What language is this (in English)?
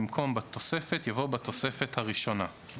Hebrew